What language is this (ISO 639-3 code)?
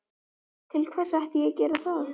isl